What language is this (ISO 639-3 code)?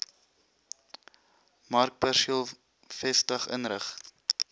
afr